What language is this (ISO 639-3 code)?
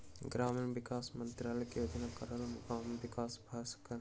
mai